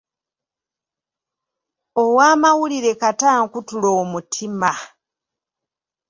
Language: Ganda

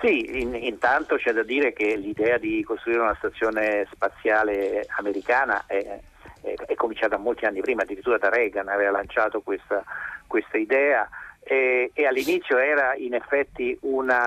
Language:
Italian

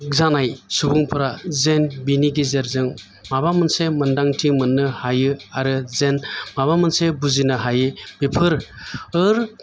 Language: Bodo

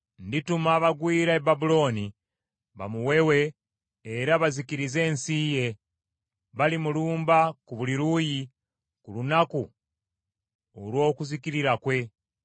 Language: Ganda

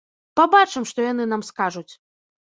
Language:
Belarusian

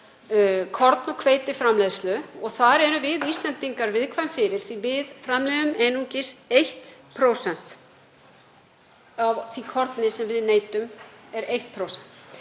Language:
Icelandic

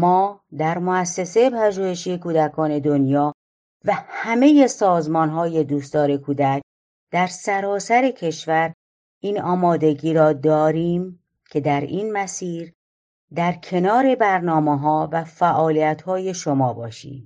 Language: Persian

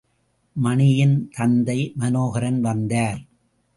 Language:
Tamil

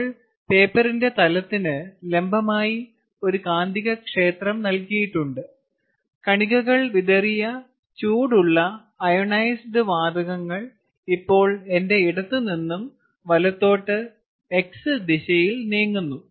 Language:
Malayalam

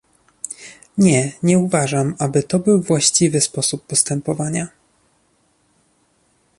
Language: Polish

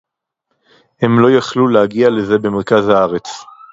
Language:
Hebrew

